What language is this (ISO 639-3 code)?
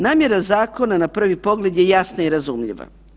hrv